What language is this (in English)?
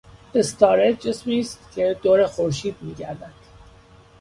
Persian